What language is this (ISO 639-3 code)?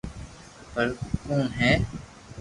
lrk